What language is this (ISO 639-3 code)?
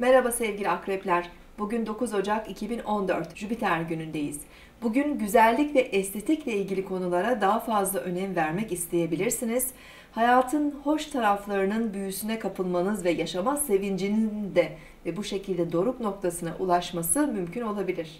tur